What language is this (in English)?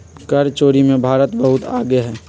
Magahi